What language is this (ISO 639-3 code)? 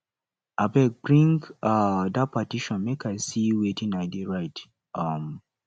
pcm